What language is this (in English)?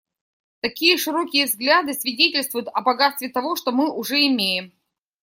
Russian